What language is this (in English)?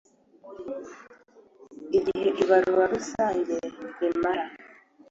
Kinyarwanda